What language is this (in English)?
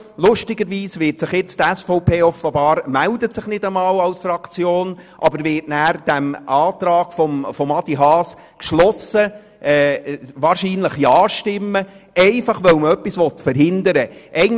Swiss German